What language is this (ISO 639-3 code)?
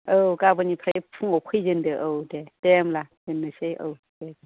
brx